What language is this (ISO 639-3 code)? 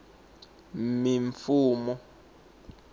tso